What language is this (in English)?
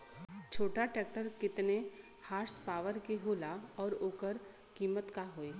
Bhojpuri